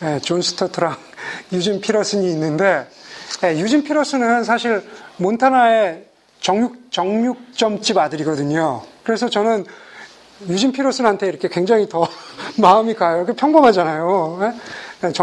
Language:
Korean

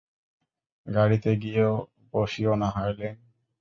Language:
Bangla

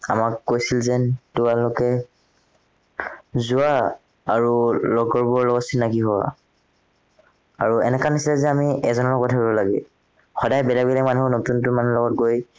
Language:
Assamese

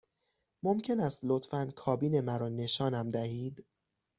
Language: Persian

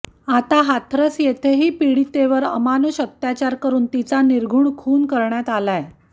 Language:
Marathi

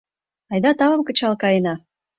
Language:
Mari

